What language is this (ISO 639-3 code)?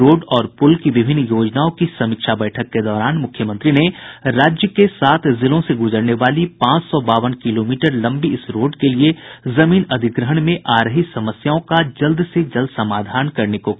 hin